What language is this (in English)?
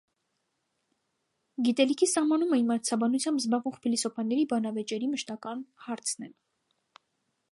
Armenian